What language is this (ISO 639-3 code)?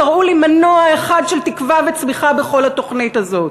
heb